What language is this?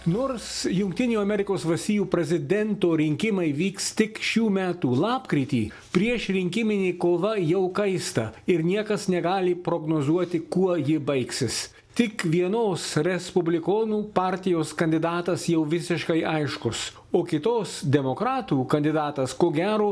Lithuanian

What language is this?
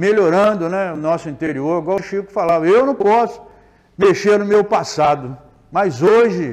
Portuguese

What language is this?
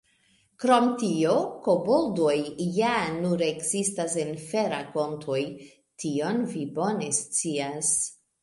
Esperanto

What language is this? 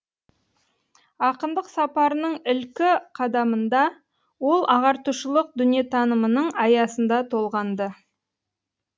Kazakh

